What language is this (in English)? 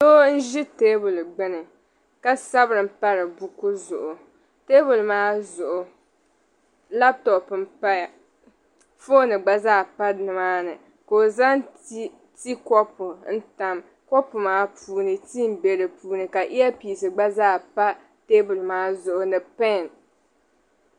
Dagbani